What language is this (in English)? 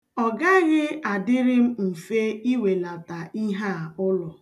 Igbo